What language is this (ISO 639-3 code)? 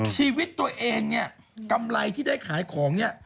tha